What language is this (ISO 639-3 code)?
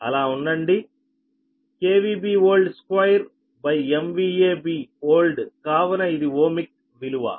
tel